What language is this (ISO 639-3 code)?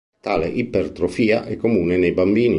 ita